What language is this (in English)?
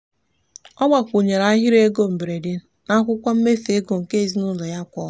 Igbo